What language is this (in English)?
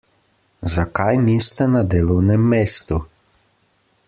Slovenian